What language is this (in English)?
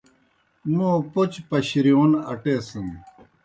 Kohistani Shina